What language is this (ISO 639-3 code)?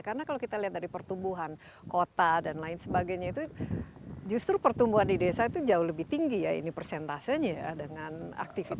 ind